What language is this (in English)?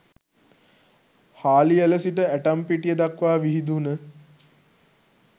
Sinhala